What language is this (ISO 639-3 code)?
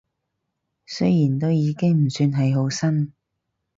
yue